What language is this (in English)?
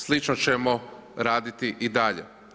Croatian